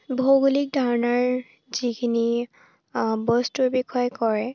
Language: Assamese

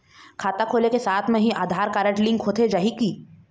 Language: Chhattisgarhi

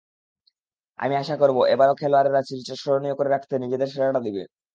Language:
Bangla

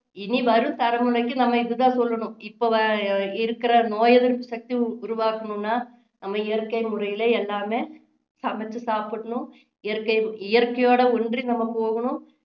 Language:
Tamil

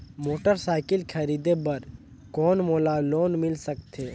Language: Chhattisgarhi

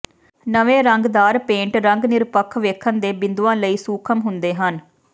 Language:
Punjabi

